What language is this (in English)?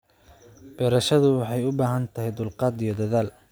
Somali